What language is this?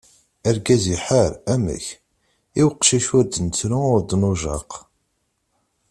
Kabyle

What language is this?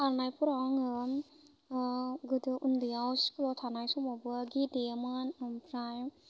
Bodo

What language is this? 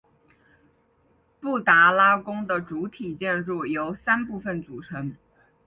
Chinese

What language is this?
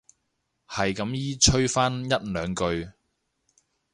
Cantonese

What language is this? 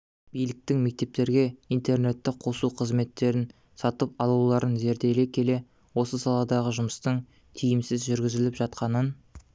Kazakh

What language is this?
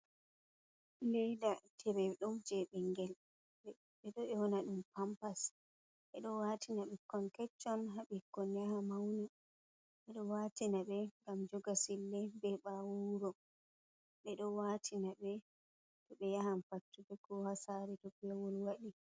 Fula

